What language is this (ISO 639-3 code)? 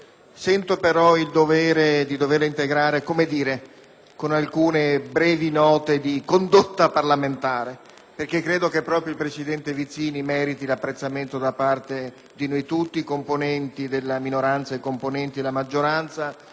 ita